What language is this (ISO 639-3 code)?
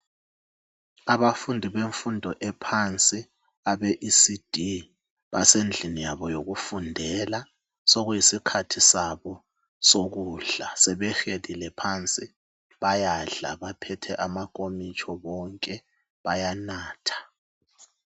nde